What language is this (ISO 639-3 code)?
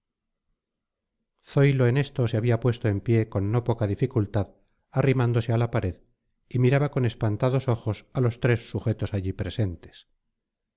spa